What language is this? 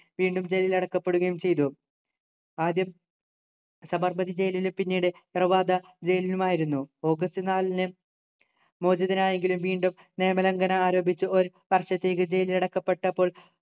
Malayalam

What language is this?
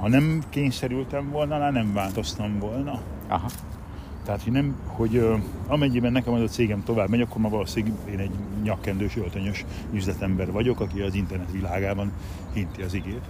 Hungarian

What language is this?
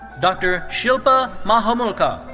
English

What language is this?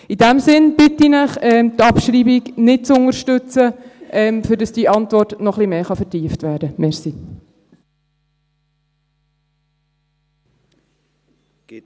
Swiss German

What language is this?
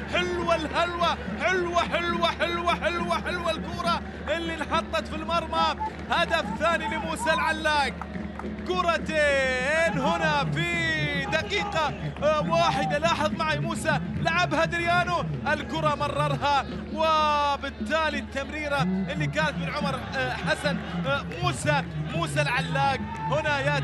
Arabic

